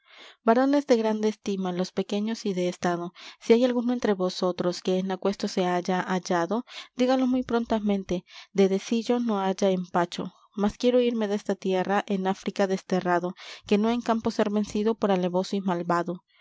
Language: Spanish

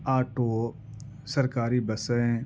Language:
Urdu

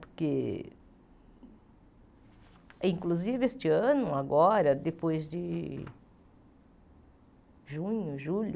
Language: Portuguese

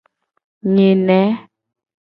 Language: Gen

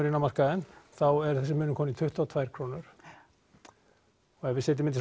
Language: Icelandic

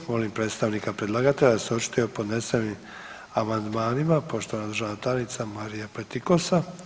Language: Croatian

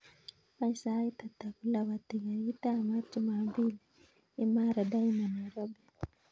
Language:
Kalenjin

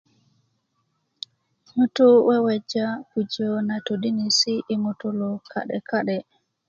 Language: Kuku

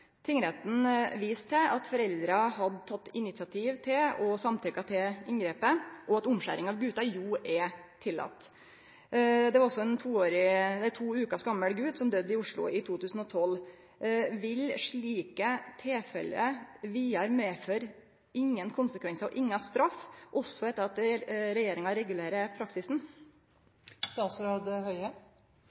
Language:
Norwegian Nynorsk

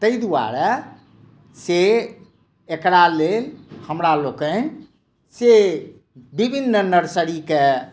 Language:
Maithili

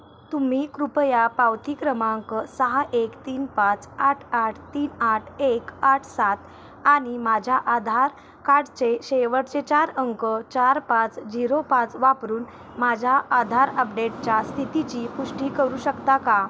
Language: Marathi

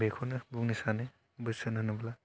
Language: Bodo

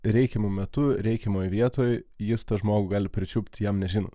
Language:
Lithuanian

